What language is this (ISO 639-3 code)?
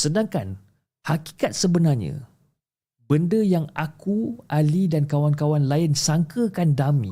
msa